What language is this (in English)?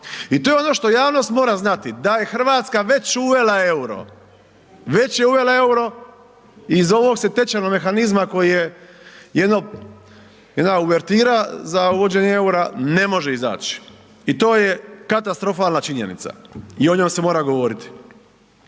Croatian